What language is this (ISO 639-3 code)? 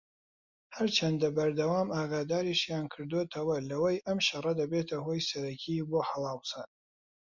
ckb